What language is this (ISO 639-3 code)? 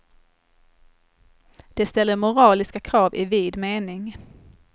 swe